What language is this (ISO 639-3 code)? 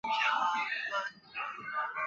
zho